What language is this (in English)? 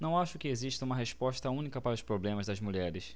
Portuguese